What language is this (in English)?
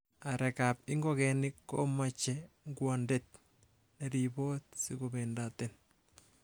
Kalenjin